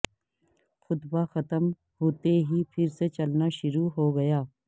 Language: Urdu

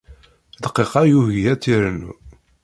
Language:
Kabyle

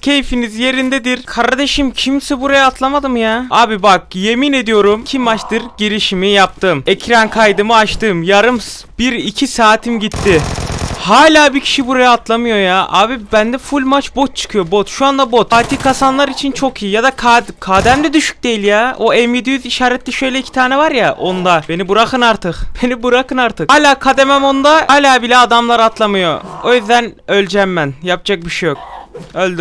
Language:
Turkish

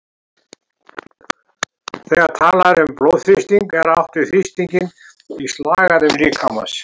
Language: Icelandic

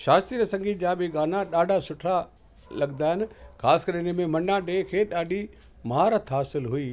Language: Sindhi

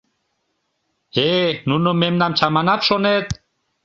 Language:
Mari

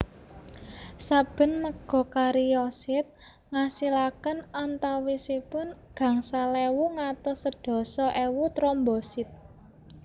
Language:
Javanese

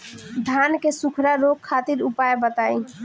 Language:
Bhojpuri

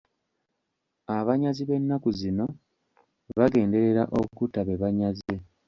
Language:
Ganda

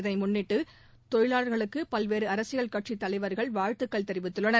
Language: Tamil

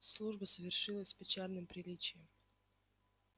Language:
Russian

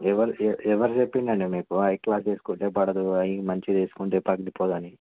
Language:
Telugu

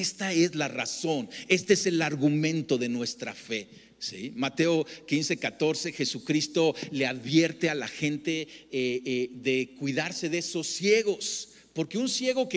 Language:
Spanish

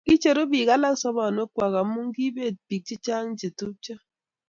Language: Kalenjin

